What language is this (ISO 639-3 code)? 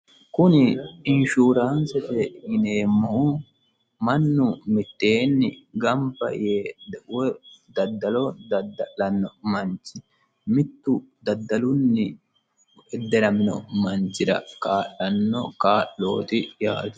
sid